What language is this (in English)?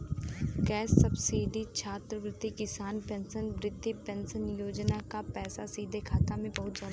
Bhojpuri